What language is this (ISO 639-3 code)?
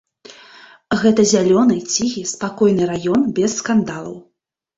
bel